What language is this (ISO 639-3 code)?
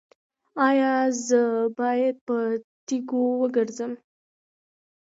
pus